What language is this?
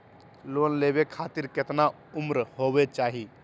Magahi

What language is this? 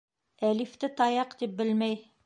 Bashkir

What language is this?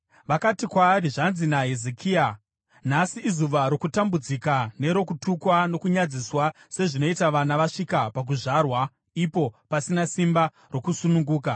Shona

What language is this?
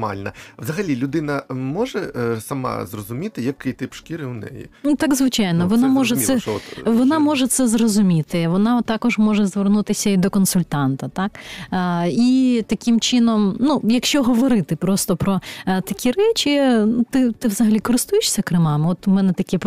Ukrainian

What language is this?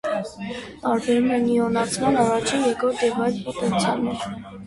Armenian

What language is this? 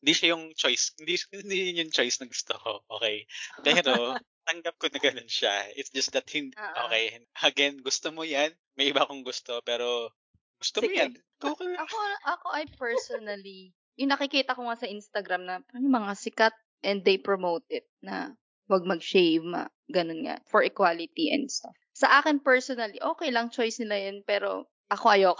Filipino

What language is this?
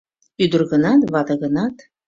Mari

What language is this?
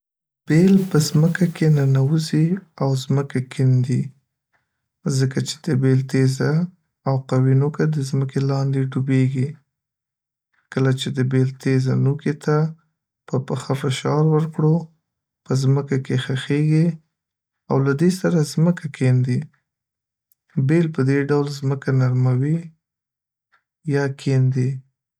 Pashto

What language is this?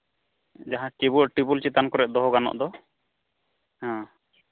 Santali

